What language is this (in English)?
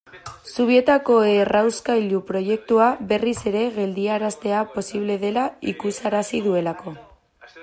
Basque